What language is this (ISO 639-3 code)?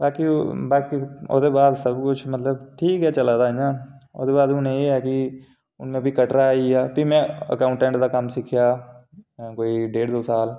doi